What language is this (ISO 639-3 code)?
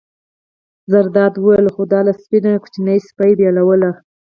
pus